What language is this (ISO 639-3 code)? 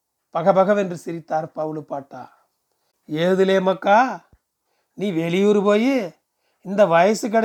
tam